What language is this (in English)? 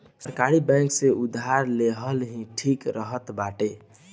Bhojpuri